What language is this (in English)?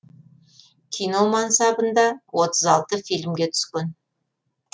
Kazakh